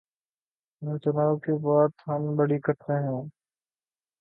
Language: Urdu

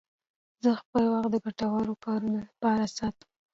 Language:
Pashto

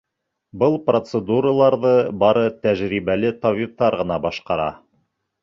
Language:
Bashkir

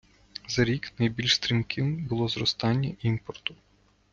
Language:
Ukrainian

